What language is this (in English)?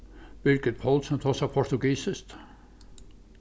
Faroese